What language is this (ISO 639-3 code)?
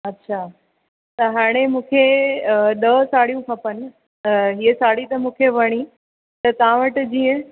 snd